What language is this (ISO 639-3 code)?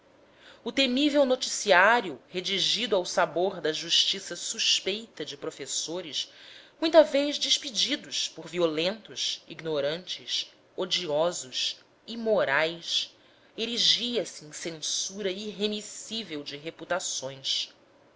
por